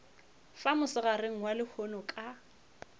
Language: Northern Sotho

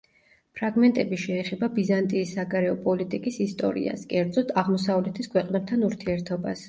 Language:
Georgian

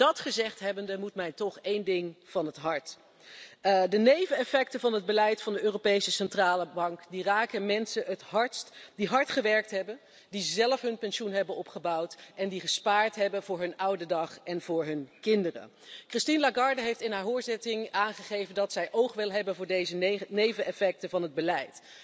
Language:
Dutch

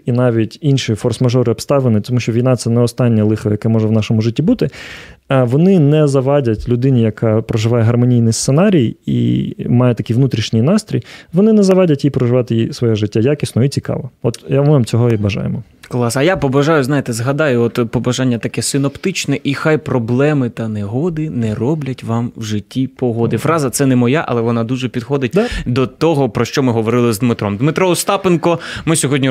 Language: Ukrainian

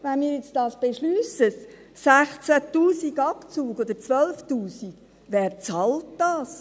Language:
Swiss German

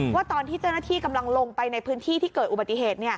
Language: Thai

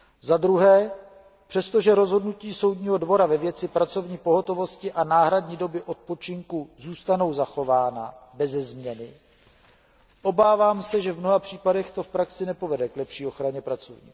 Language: Czech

